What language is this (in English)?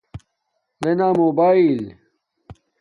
Domaaki